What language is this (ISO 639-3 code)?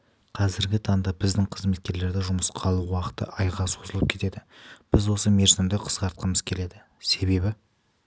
kaz